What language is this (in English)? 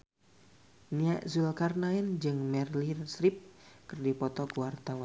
Sundanese